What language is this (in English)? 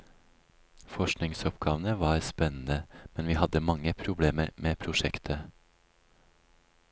Norwegian